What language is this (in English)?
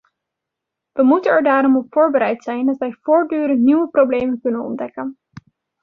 Dutch